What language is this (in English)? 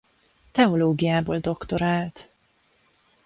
Hungarian